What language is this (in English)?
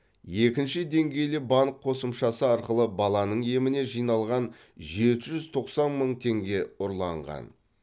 Kazakh